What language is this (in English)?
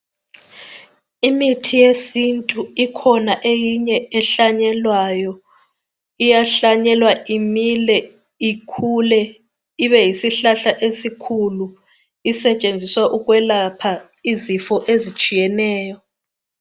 North Ndebele